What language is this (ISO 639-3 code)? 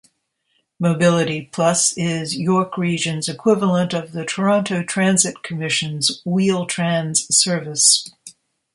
eng